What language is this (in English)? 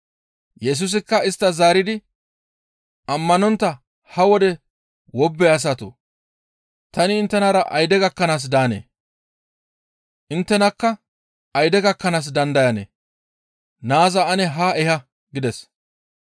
Gamo